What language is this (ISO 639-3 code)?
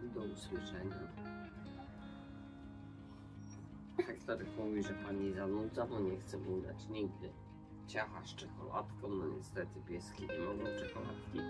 pol